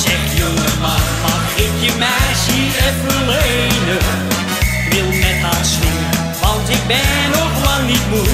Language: Dutch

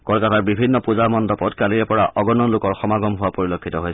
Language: Assamese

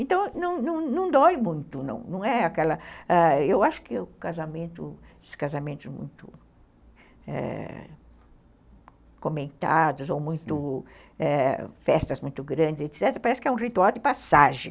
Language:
Portuguese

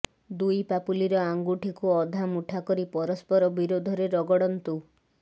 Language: Odia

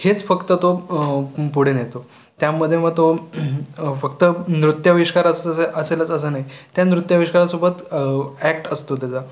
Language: Marathi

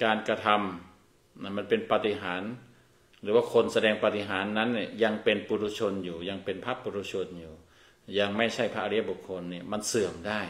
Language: Thai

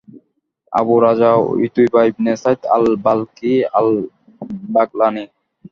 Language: Bangla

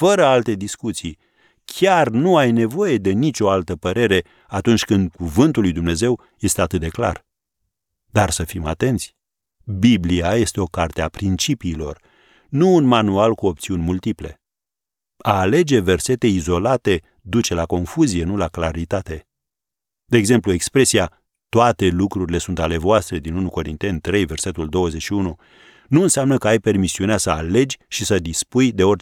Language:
Romanian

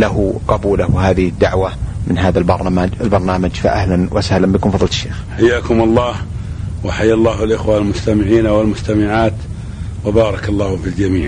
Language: Arabic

